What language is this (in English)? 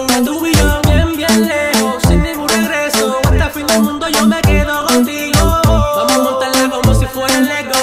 Romanian